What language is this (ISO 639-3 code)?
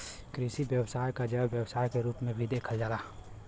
bho